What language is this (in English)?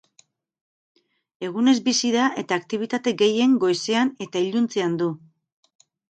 Basque